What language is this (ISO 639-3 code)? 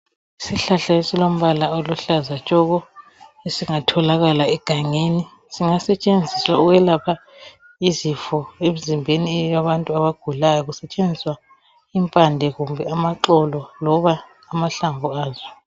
nde